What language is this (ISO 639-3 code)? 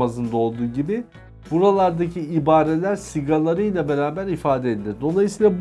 tur